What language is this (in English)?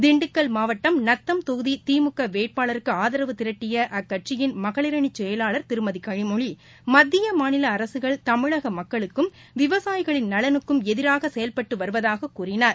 Tamil